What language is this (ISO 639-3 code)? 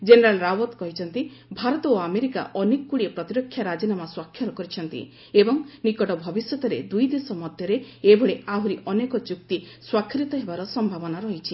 ori